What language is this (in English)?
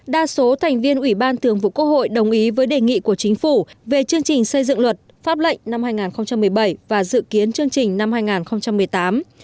Vietnamese